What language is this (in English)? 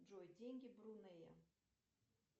Russian